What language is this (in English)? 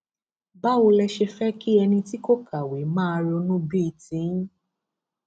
Yoruba